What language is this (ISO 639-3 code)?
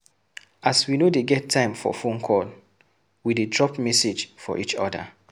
pcm